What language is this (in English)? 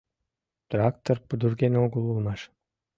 Mari